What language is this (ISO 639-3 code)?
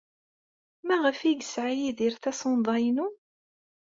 kab